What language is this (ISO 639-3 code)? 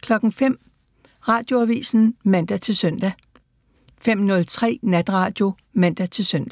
dan